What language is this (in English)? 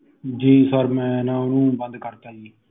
Punjabi